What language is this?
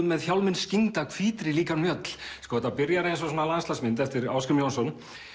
Icelandic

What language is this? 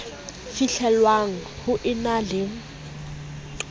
Southern Sotho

